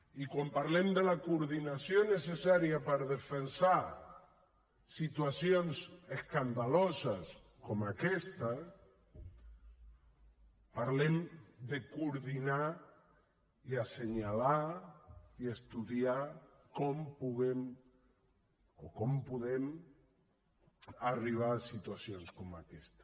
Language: Catalan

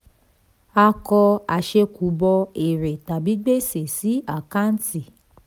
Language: Yoruba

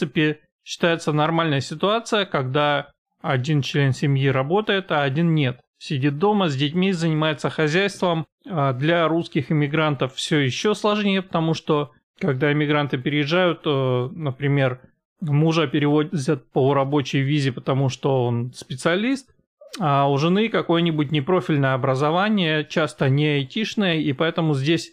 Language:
Russian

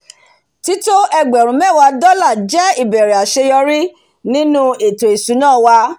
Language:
Yoruba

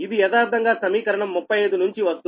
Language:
Telugu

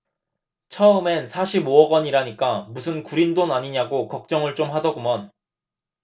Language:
Korean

